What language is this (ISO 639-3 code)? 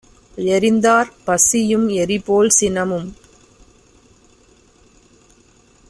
tam